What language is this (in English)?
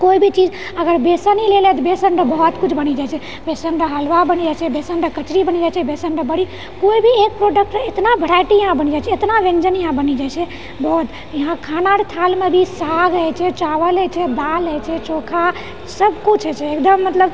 Maithili